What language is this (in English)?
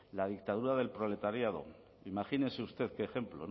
Spanish